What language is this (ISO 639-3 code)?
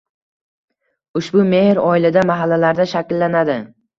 uzb